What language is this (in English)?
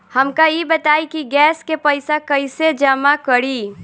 Bhojpuri